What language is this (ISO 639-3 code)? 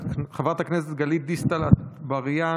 heb